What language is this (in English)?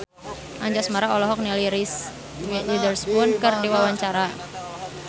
Sundanese